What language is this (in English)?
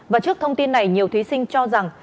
Vietnamese